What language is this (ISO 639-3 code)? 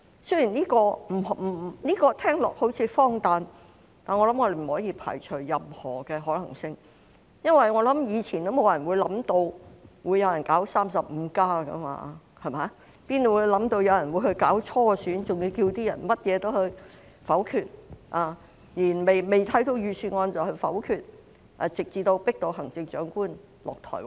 yue